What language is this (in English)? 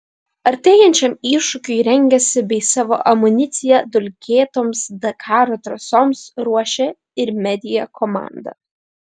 Lithuanian